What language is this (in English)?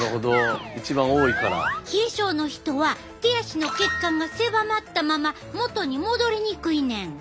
Japanese